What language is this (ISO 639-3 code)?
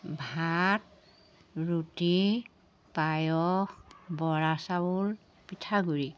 asm